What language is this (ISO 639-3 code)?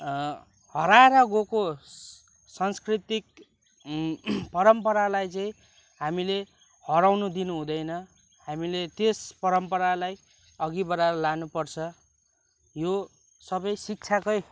nep